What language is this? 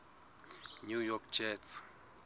Southern Sotho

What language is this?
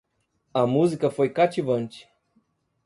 Portuguese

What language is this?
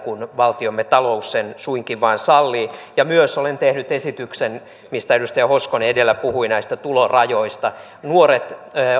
Finnish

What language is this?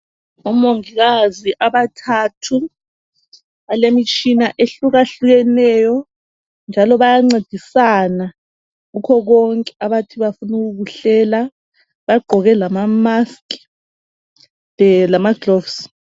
North Ndebele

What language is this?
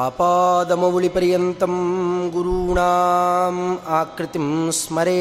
Kannada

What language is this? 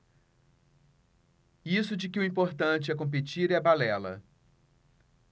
Portuguese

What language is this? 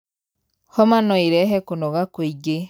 Kikuyu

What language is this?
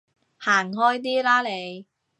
Cantonese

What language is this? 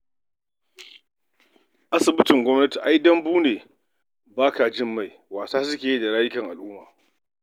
Hausa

